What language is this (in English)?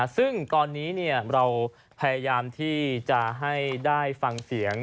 Thai